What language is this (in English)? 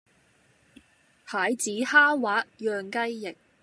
Cantonese